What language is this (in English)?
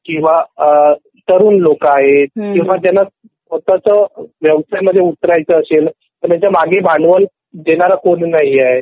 Marathi